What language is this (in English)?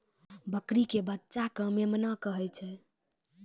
Maithili